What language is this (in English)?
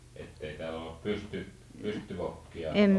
Finnish